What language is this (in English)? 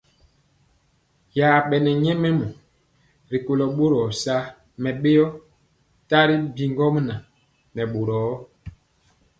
Mpiemo